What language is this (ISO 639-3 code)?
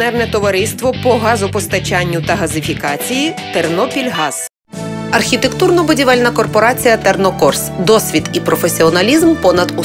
ukr